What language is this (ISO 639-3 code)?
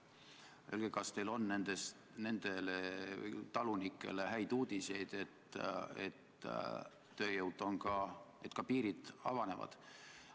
est